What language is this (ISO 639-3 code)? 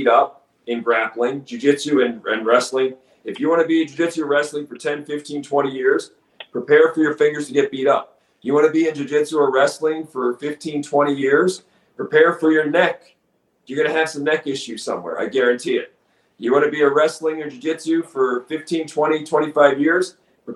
eng